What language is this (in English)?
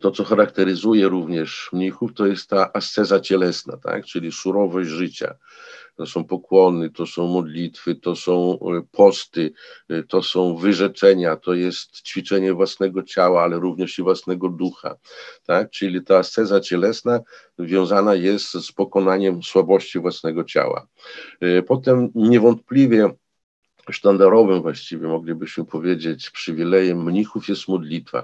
Polish